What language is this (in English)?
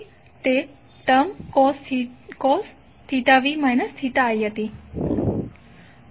Gujarati